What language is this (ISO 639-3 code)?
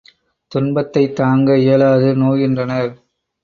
tam